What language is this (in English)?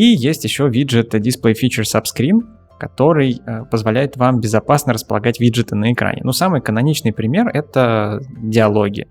Russian